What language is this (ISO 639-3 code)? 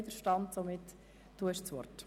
gsw